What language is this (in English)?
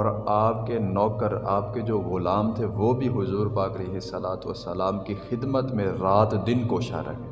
Urdu